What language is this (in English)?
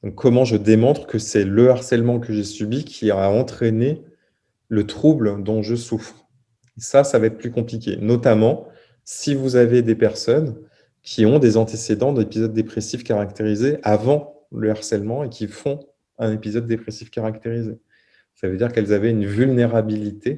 French